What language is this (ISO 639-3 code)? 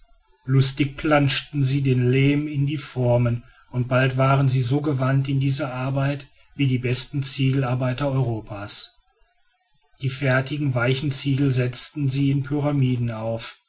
deu